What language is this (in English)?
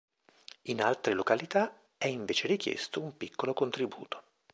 Italian